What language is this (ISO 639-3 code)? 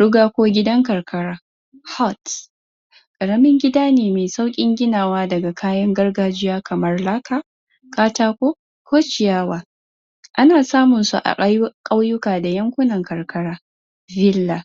hau